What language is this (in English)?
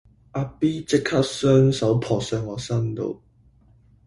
Cantonese